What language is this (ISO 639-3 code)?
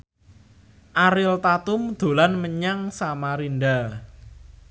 jav